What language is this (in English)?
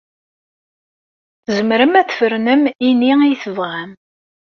Kabyle